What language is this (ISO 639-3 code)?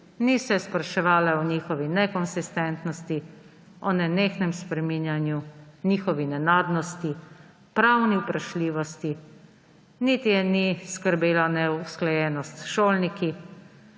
slv